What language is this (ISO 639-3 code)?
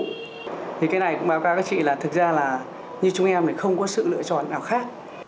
vie